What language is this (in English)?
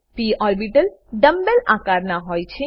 Gujarati